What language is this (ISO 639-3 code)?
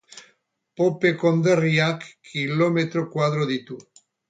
eus